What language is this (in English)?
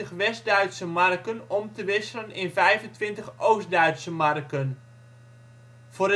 Dutch